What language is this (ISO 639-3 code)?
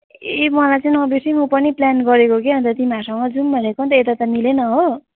nep